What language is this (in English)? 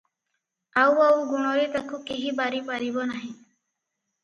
Odia